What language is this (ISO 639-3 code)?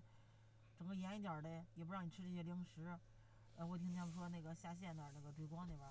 zho